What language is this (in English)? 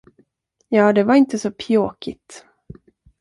Swedish